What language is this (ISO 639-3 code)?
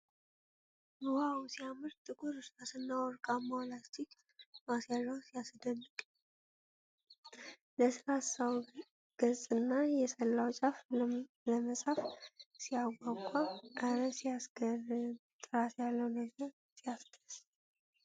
amh